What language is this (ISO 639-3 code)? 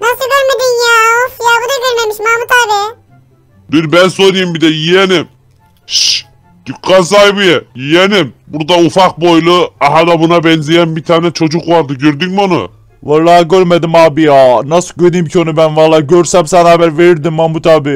tur